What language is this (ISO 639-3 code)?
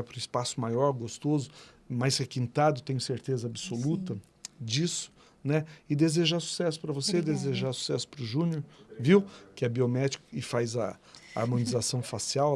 por